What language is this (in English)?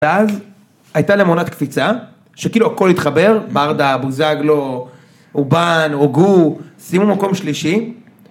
Hebrew